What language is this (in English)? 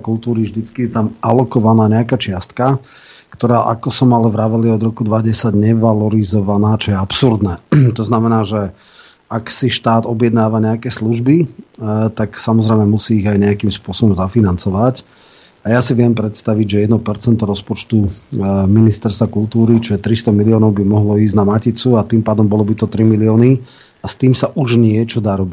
Slovak